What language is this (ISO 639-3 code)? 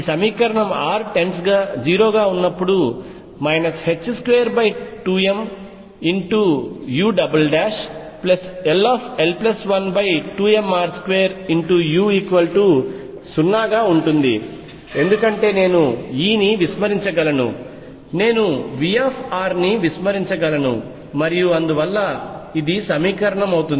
tel